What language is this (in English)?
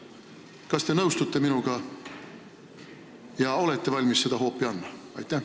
Estonian